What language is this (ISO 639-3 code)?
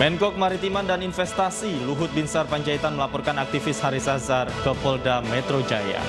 ind